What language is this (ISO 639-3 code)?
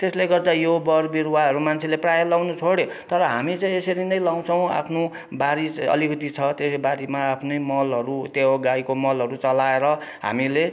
nep